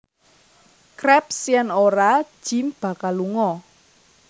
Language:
Javanese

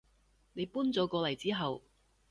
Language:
Cantonese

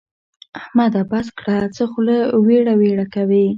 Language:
Pashto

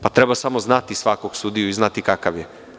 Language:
Serbian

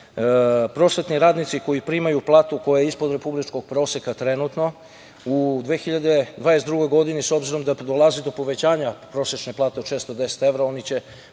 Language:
Serbian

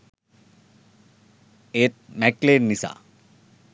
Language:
Sinhala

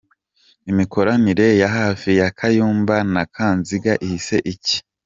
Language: Kinyarwanda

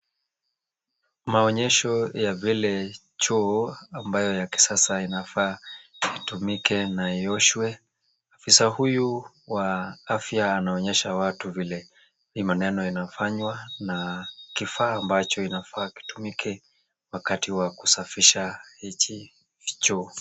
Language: Swahili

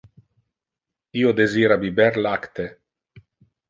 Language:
Interlingua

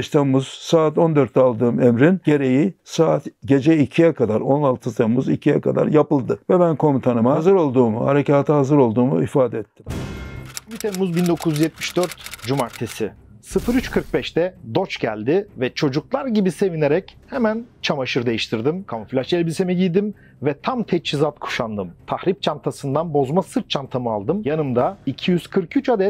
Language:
Turkish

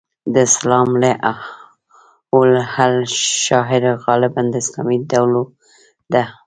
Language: Pashto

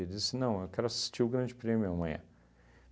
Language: Portuguese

